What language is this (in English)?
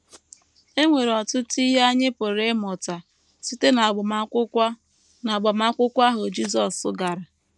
Igbo